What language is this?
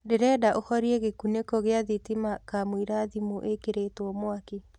Kikuyu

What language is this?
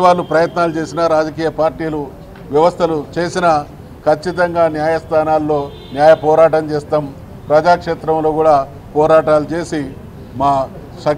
Telugu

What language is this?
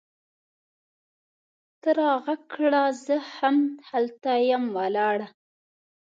Pashto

